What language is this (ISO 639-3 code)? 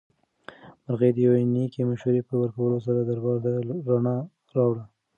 pus